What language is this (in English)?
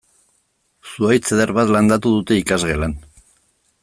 Basque